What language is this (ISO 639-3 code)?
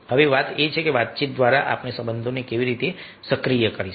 guj